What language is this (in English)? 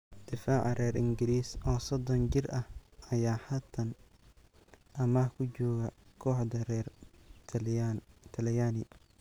Somali